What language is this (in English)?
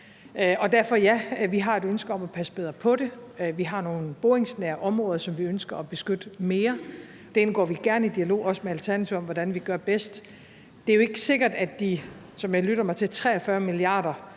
Danish